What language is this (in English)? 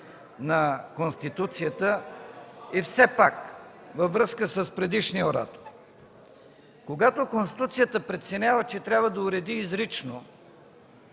Bulgarian